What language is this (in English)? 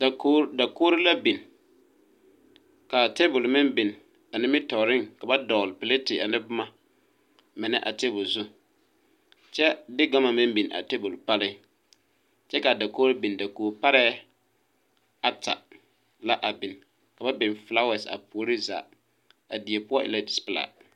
Southern Dagaare